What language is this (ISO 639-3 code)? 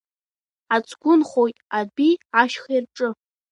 abk